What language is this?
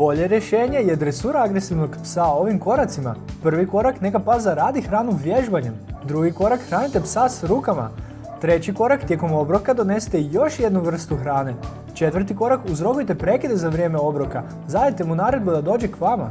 Croatian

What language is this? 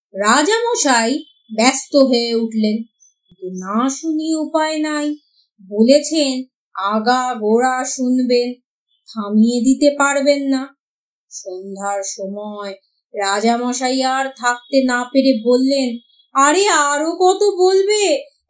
Bangla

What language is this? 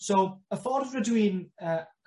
Welsh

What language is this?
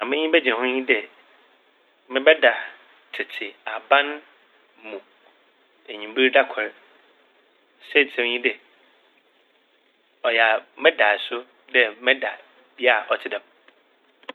Akan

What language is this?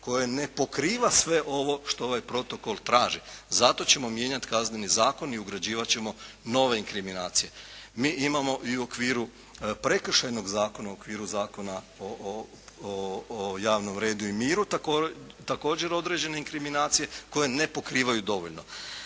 Croatian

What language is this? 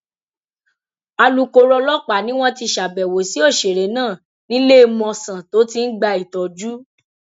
Yoruba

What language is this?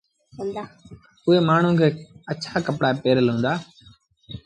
Sindhi Bhil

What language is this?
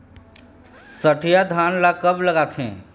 Chhattisgarhi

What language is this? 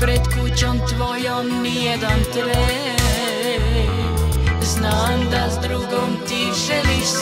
Romanian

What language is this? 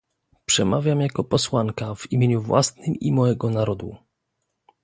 Polish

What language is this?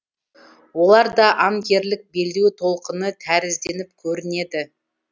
Kazakh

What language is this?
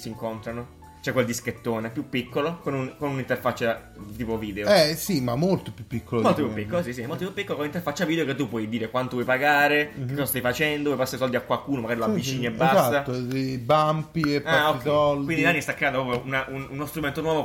Italian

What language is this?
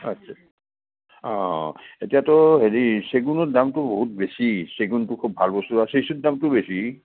Assamese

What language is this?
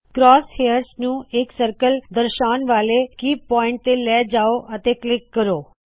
Punjabi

